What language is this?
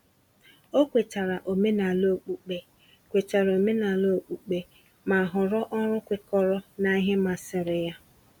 Igbo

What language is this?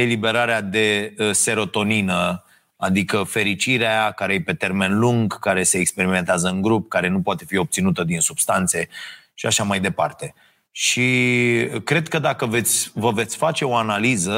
Romanian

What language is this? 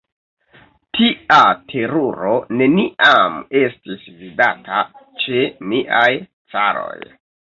Esperanto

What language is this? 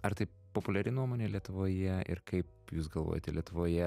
Lithuanian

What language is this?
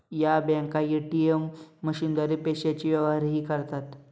Marathi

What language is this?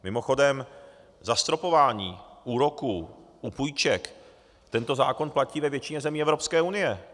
Czech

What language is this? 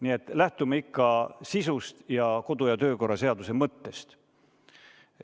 Estonian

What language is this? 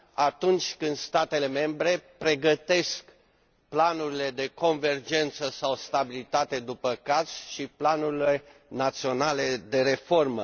Romanian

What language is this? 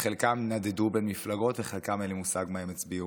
Hebrew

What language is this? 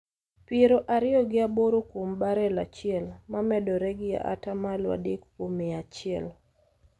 Luo (Kenya and Tanzania)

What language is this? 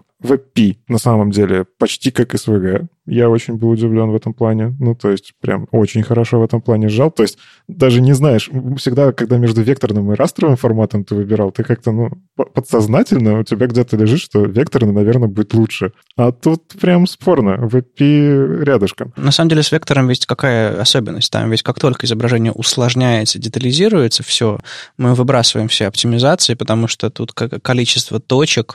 Russian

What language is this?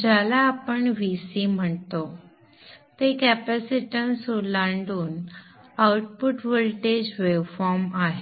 Marathi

